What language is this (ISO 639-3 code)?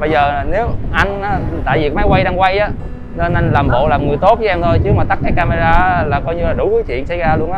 vie